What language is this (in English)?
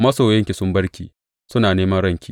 Hausa